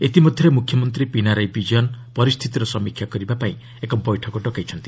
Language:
Odia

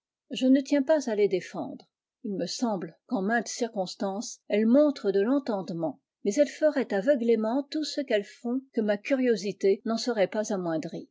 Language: French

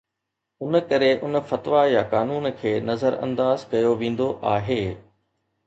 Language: Sindhi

